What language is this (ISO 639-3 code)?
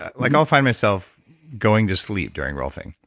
eng